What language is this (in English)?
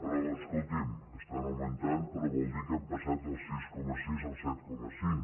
Catalan